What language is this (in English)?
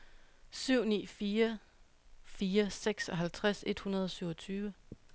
Danish